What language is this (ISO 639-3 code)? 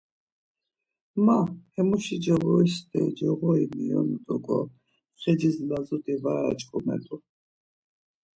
lzz